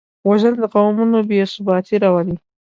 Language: Pashto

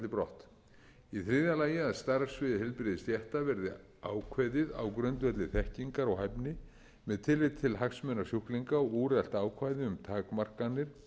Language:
Icelandic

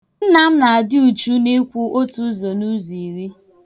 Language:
Igbo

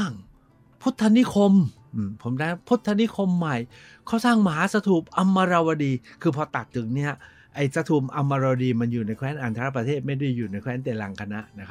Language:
Thai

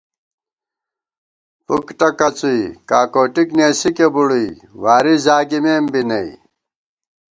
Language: Gawar-Bati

